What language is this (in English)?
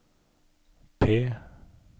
Norwegian